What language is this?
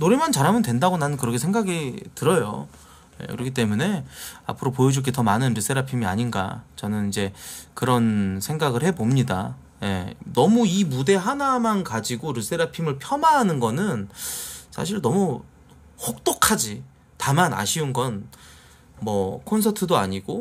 Korean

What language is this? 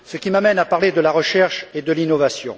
French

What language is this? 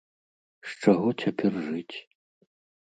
Belarusian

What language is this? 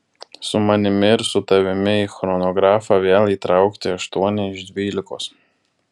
Lithuanian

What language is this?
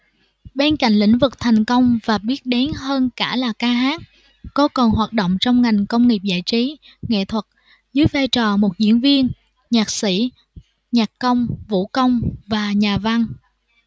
Vietnamese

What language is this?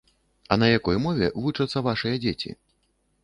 Belarusian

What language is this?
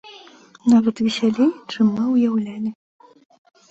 Belarusian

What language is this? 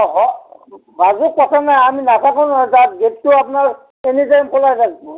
Assamese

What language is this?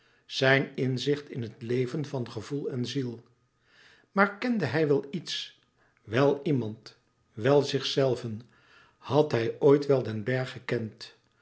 Dutch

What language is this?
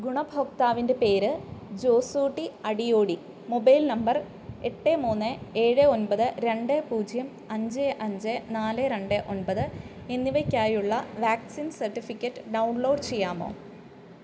Malayalam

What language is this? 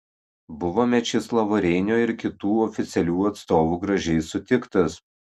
Lithuanian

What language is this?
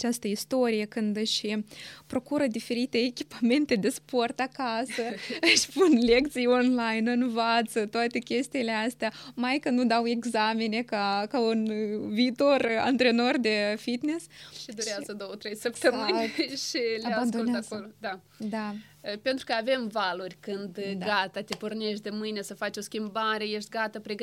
Romanian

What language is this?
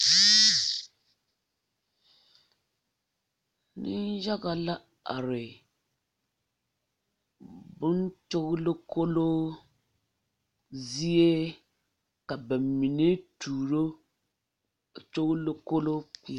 Southern Dagaare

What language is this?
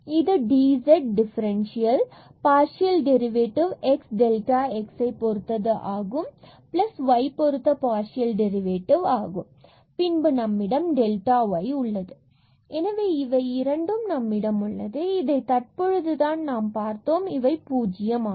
Tamil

